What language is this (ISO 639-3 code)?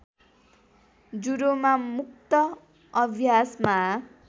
nep